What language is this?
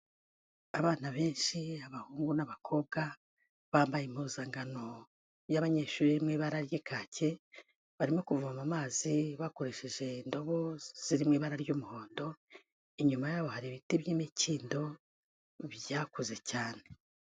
Kinyarwanda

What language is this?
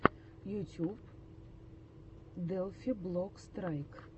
Russian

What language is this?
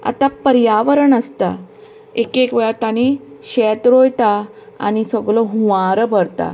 Konkani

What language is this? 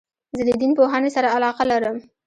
Pashto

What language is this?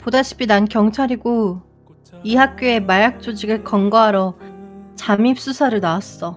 Korean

